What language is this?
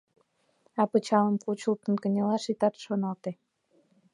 Mari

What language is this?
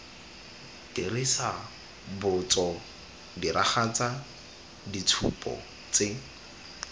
Tswana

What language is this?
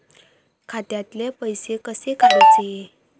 Marathi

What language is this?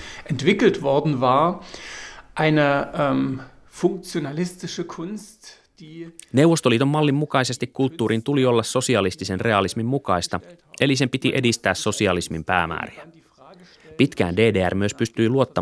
Finnish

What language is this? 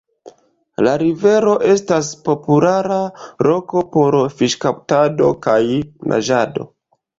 Esperanto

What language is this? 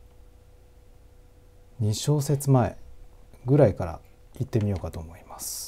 Japanese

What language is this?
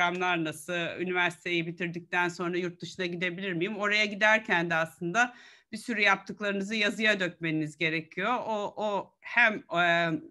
Turkish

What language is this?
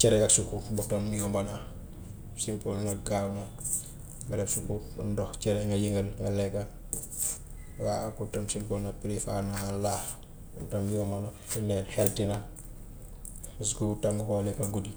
Gambian Wolof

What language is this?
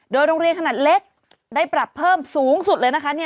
Thai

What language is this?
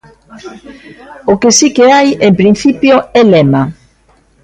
Galician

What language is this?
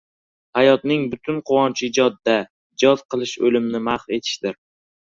Uzbek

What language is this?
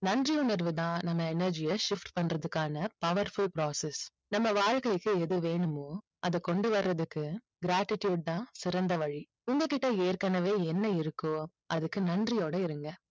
Tamil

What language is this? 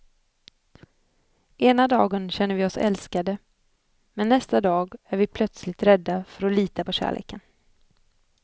Swedish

